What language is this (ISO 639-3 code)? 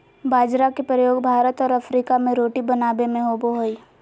mag